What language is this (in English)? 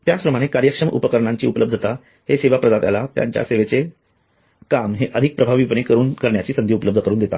Marathi